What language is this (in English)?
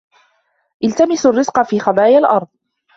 Arabic